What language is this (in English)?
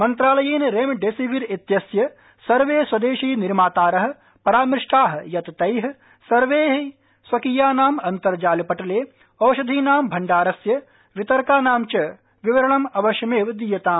Sanskrit